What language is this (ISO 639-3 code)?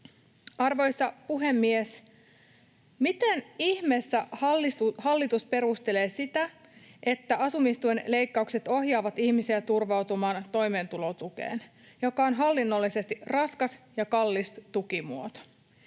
fin